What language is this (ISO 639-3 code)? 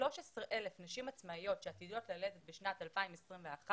heb